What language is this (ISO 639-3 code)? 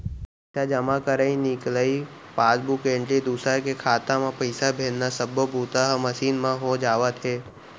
hne